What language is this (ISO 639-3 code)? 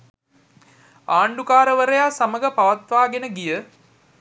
sin